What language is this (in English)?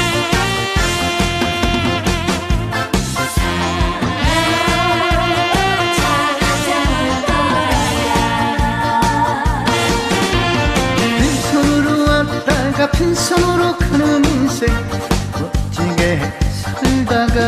Korean